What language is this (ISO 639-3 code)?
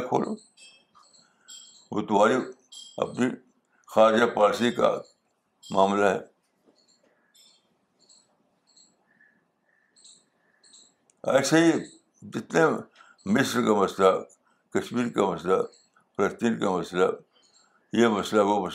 urd